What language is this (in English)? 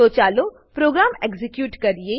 Gujarati